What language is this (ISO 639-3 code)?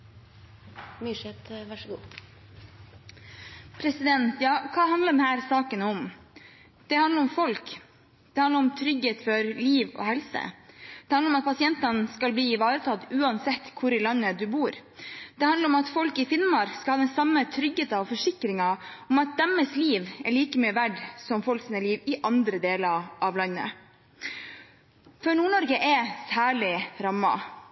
nob